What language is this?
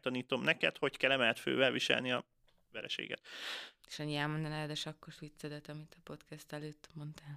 Hungarian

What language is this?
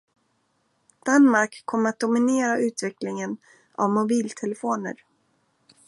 Swedish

